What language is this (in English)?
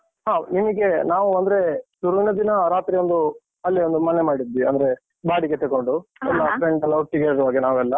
Kannada